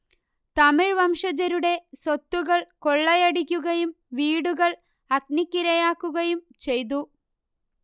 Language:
Malayalam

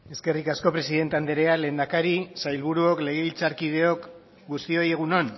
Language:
Basque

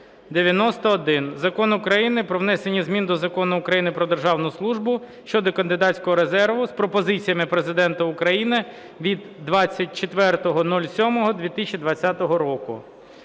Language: Ukrainian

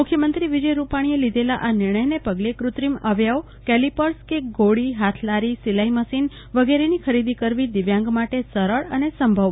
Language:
Gujarati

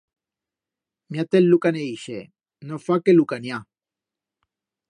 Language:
Aragonese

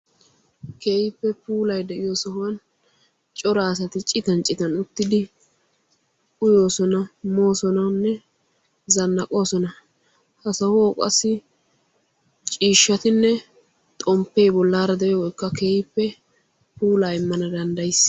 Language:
Wolaytta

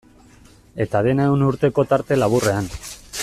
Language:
Basque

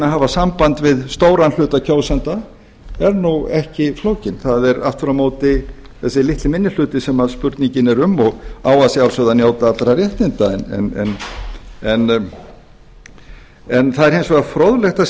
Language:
Icelandic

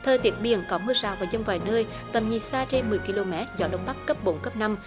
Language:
Vietnamese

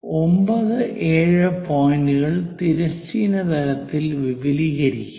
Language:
Malayalam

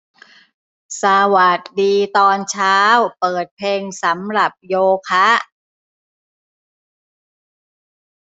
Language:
Thai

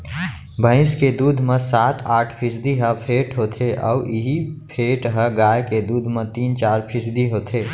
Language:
Chhattisgarhi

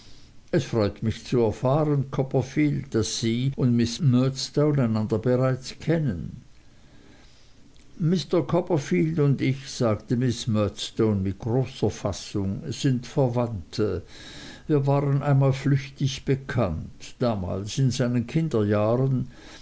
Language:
German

